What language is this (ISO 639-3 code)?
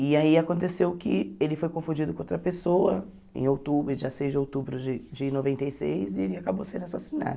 por